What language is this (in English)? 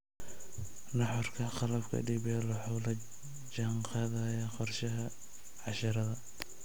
Somali